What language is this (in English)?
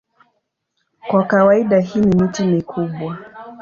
Swahili